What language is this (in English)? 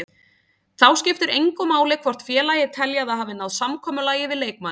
Icelandic